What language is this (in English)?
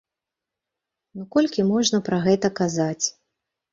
Belarusian